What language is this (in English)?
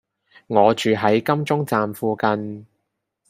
Cantonese